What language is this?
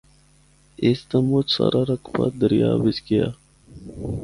Northern Hindko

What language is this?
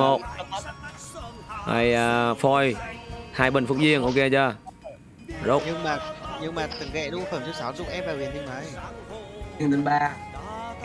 Vietnamese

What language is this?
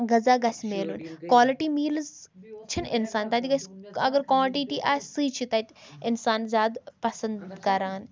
Kashmiri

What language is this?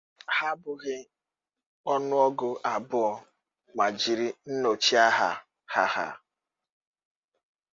Igbo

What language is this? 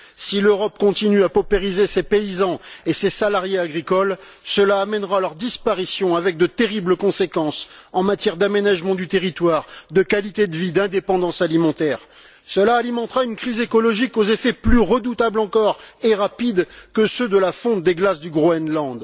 French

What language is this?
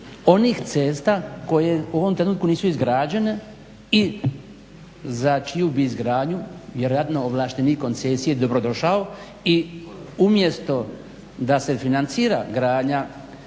Croatian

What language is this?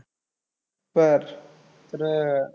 Marathi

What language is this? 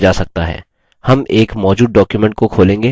Hindi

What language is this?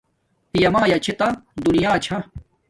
Domaaki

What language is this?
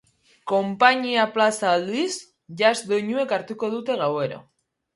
Basque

